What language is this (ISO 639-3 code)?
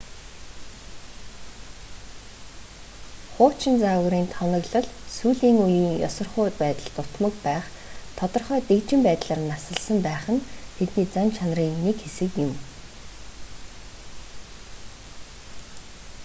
mon